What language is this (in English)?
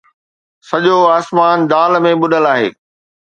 Sindhi